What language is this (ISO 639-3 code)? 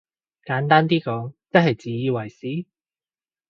yue